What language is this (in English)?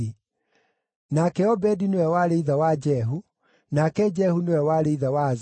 Kikuyu